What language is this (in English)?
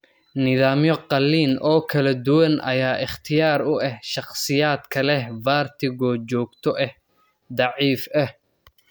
Somali